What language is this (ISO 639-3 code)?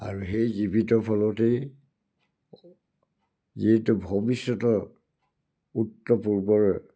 asm